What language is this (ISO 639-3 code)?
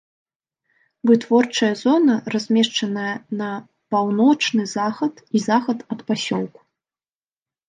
bel